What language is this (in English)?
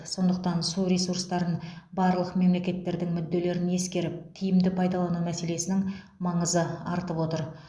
Kazakh